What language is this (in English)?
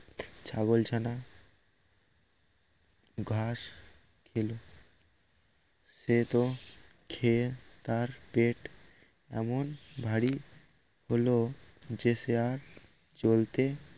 Bangla